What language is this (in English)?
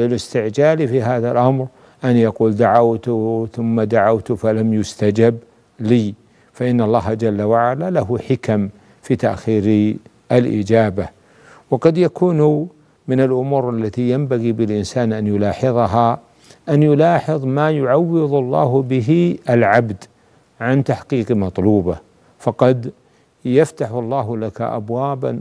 Arabic